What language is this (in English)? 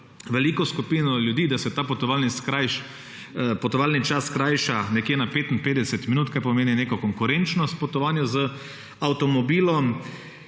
Slovenian